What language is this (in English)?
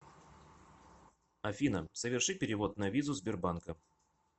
Russian